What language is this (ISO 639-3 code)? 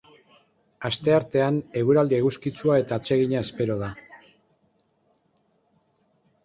eus